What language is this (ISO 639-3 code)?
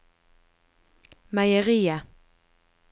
nor